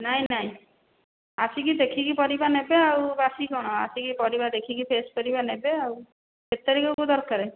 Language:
Odia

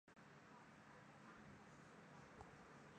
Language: Chinese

